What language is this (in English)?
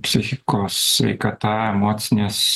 Lithuanian